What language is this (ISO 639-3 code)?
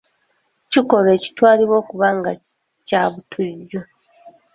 lug